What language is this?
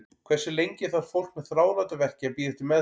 Icelandic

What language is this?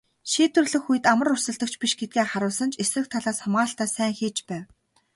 Mongolian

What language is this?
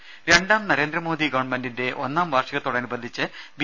Malayalam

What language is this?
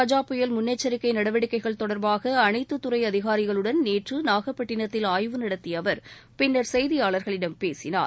Tamil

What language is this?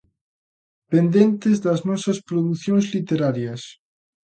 Galician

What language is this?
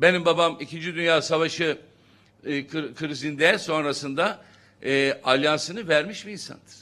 Turkish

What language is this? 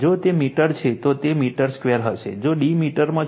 Gujarati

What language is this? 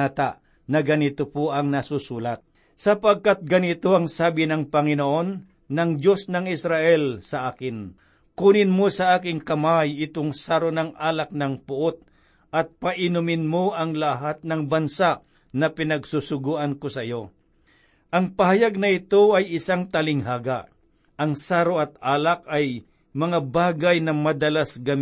Filipino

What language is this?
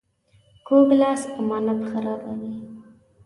Pashto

